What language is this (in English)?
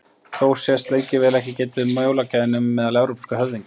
Icelandic